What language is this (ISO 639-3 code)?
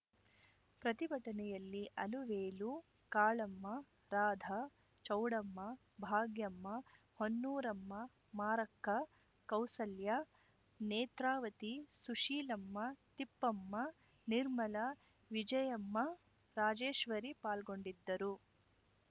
kan